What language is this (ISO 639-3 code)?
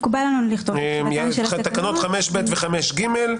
heb